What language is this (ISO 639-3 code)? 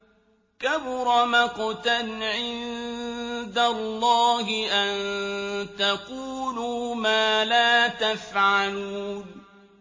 ara